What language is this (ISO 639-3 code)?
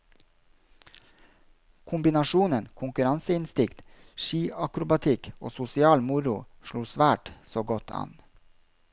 nor